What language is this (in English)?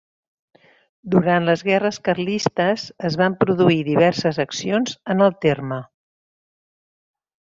Catalan